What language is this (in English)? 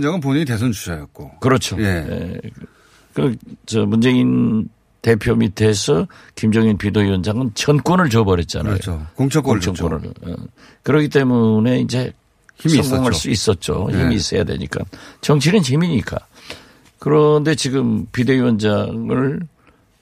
Korean